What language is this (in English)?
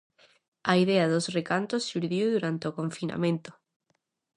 Galician